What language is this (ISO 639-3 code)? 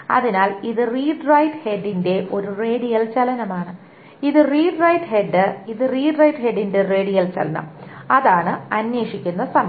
mal